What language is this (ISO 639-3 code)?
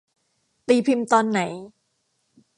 tha